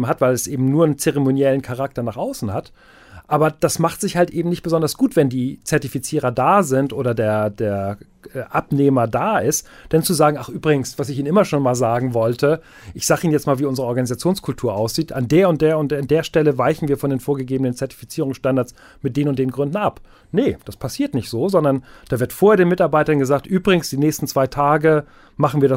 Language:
German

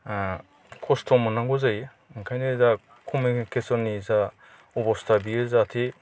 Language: Bodo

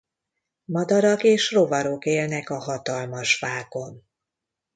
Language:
Hungarian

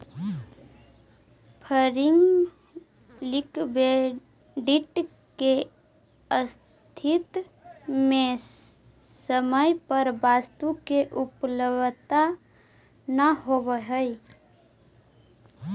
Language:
Magahi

